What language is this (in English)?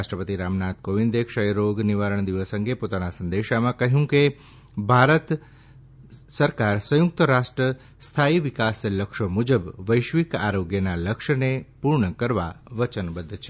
Gujarati